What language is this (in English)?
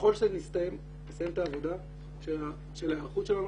Hebrew